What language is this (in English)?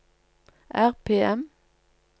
Norwegian